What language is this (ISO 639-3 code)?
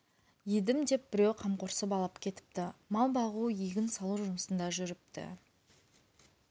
kaz